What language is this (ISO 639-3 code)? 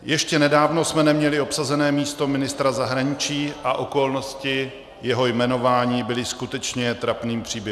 ces